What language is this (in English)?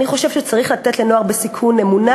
Hebrew